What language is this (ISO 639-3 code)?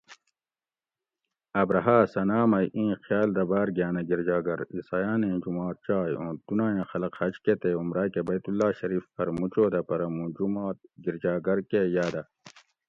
gwc